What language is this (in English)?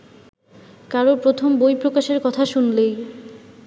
Bangla